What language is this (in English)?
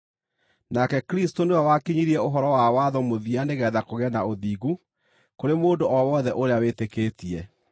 Kikuyu